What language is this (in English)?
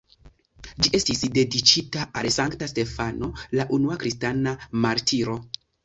Esperanto